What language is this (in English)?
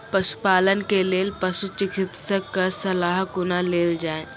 Maithili